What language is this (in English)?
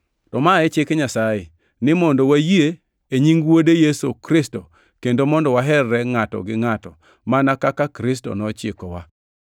Luo (Kenya and Tanzania)